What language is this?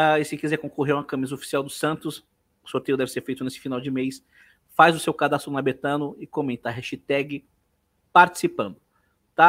Portuguese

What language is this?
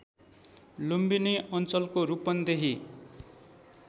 Nepali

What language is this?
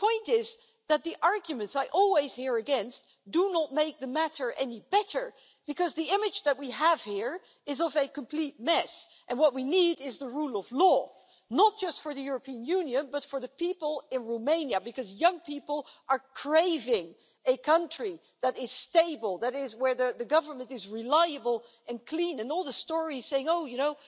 English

